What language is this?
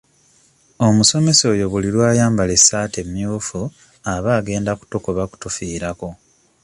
Ganda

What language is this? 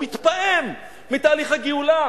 Hebrew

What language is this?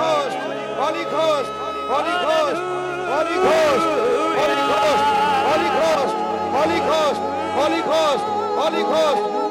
Punjabi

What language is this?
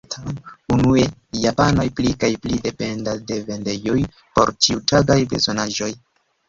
Esperanto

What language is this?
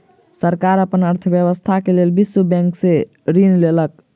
Maithili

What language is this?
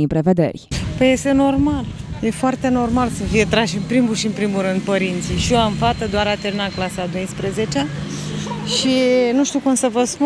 Romanian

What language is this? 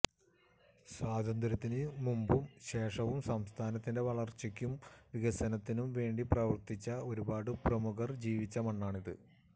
Malayalam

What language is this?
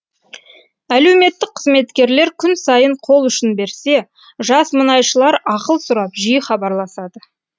Kazakh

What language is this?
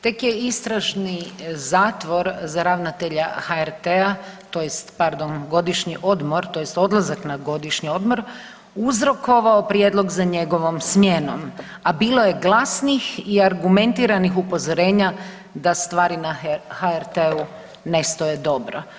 Croatian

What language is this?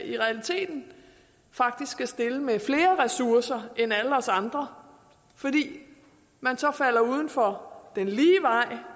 Danish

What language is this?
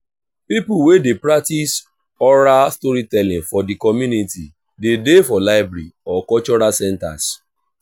Nigerian Pidgin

